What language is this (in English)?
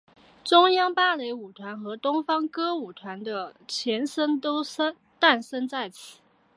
Chinese